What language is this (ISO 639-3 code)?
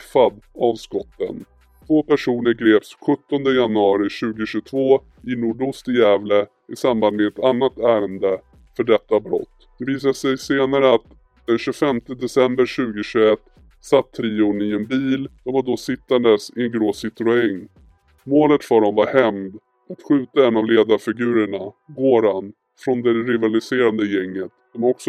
swe